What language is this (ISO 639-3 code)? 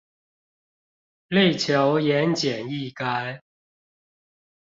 zho